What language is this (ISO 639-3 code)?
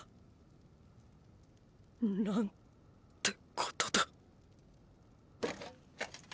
jpn